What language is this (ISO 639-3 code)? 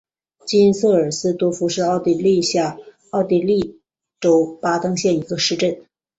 zho